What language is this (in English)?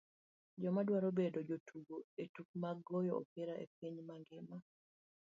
Luo (Kenya and Tanzania)